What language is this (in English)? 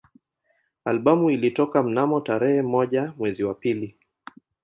Swahili